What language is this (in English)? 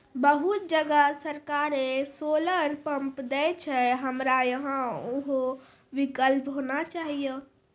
Maithili